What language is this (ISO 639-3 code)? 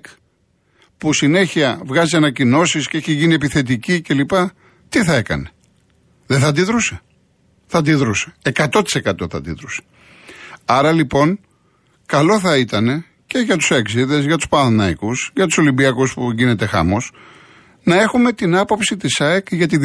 ell